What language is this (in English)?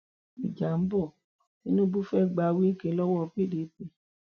Yoruba